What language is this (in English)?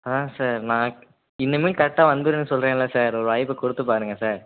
Tamil